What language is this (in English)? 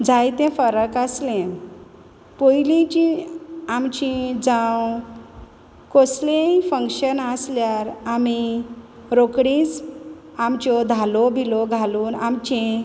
Konkani